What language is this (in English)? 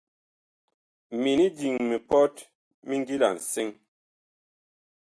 Bakoko